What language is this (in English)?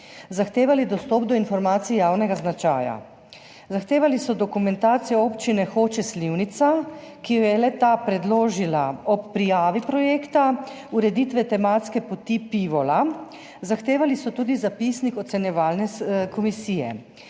Slovenian